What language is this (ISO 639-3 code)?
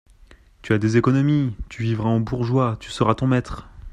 fra